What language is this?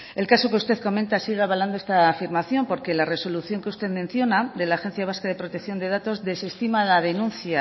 Spanish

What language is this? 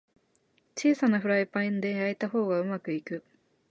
Japanese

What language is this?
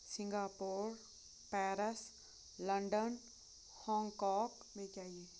Kashmiri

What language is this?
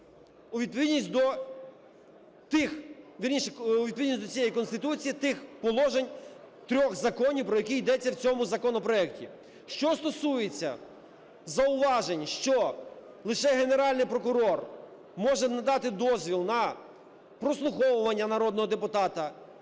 Ukrainian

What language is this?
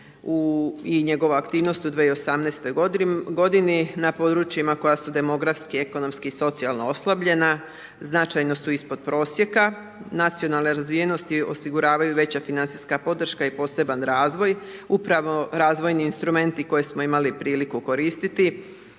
Croatian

